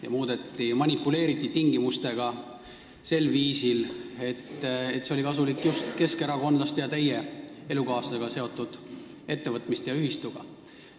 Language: Estonian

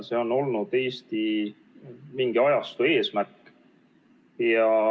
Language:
Estonian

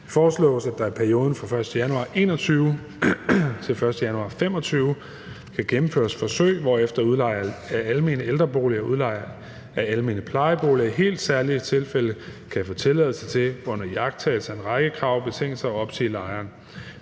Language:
Danish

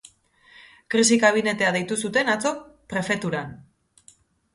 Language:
Basque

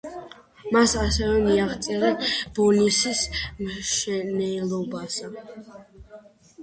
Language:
Georgian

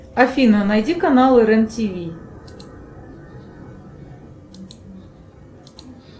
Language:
Russian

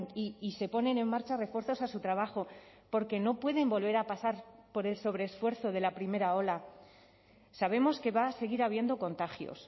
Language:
Spanish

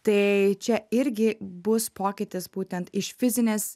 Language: Lithuanian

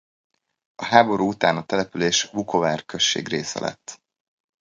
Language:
Hungarian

